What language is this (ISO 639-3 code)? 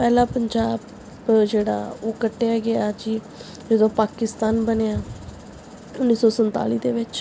pan